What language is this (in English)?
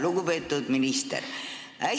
Estonian